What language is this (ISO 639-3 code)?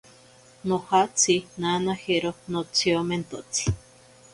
prq